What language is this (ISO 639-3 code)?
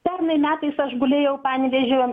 lit